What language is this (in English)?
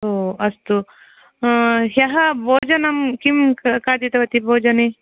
Sanskrit